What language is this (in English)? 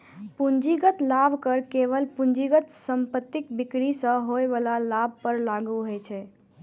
Maithili